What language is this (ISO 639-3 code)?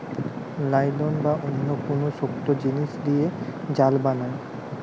ben